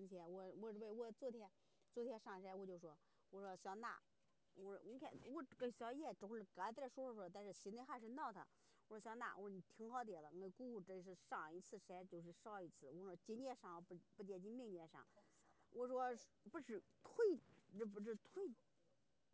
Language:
Chinese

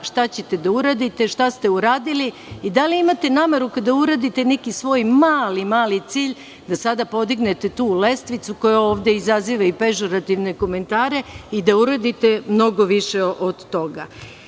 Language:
Serbian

